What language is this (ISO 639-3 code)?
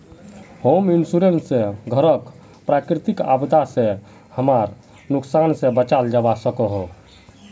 mag